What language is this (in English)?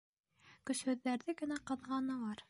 Bashkir